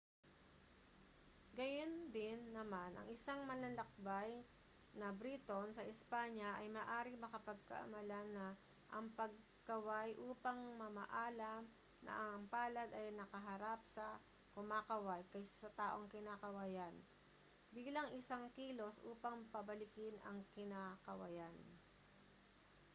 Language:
Filipino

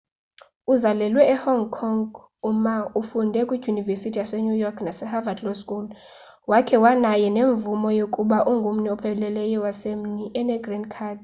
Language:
Xhosa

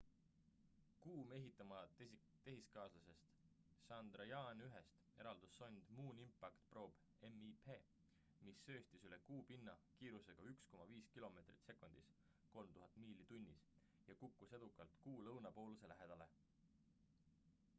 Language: Estonian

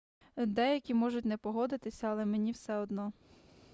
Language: Ukrainian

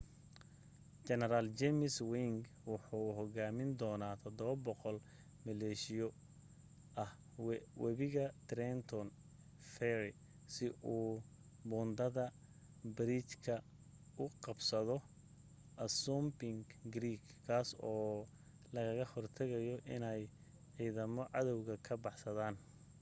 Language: Somali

